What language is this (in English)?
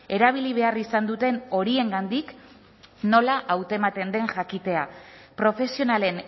Basque